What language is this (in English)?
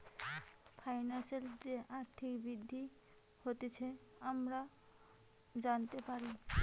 Bangla